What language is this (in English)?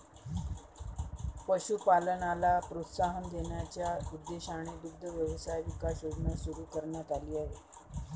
Marathi